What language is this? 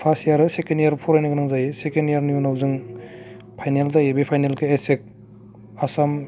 Bodo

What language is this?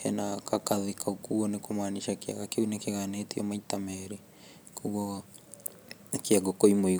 Kikuyu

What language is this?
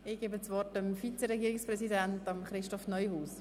Swiss German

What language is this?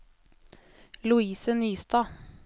Norwegian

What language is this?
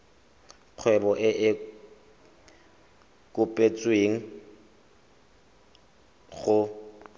Tswana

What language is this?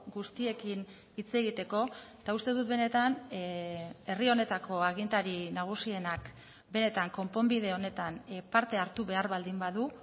Basque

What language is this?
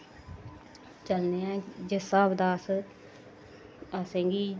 Dogri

